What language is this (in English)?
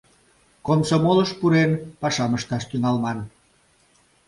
Mari